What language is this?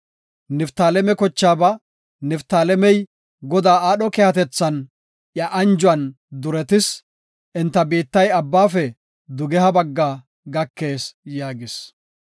Gofa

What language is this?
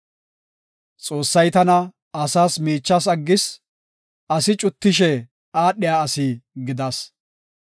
Gofa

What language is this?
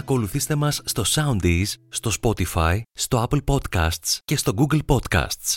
Greek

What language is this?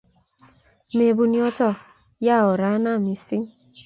Kalenjin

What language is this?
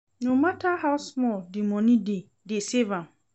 Nigerian Pidgin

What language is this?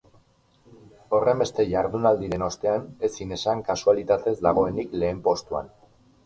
Basque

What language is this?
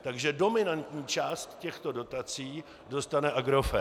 Czech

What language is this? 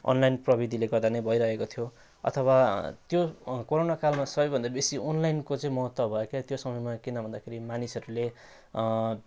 Nepali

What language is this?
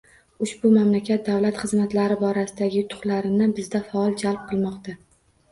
Uzbek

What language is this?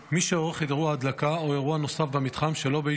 Hebrew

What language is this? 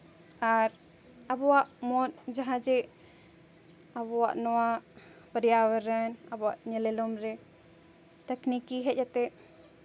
Santali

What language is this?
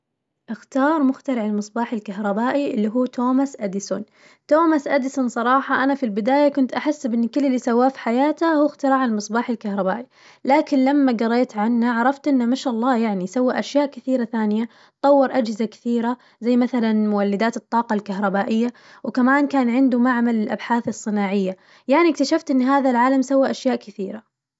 Najdi Arabic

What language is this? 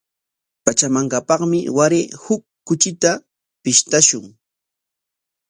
Corongo Ancash Quechua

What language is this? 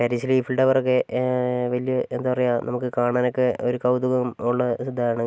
Malayalam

